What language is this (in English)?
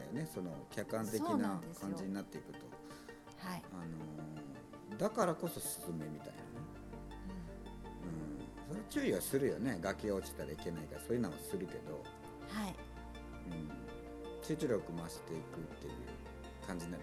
Japanese